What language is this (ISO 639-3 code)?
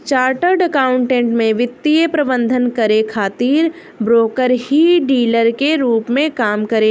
bho